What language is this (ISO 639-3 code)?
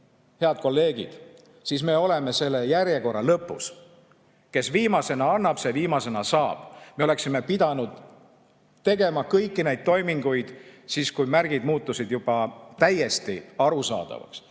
est